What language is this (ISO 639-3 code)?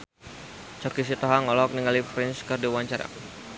sun